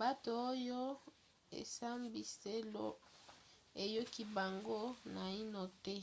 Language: Lingala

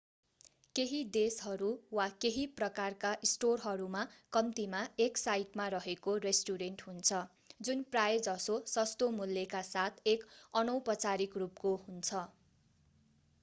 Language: Nepali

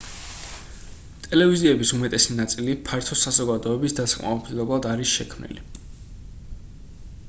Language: Georgian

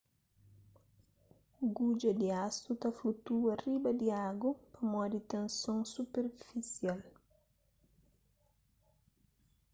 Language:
Kabuverdianu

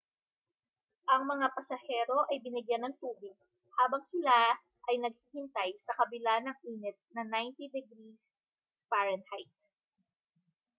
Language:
Filipino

